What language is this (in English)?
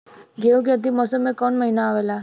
Bhojpuri